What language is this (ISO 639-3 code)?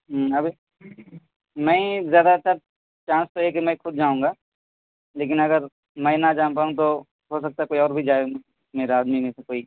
urd